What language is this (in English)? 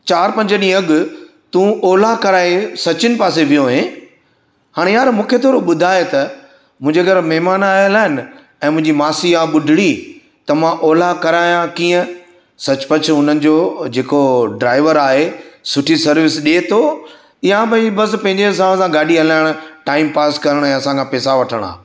Sindhi